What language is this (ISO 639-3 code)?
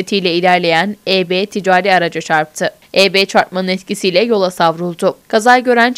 tur